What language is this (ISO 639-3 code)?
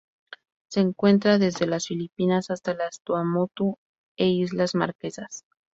spa